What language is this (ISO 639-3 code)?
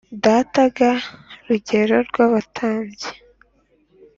kin